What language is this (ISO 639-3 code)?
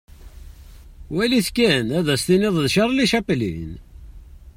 kab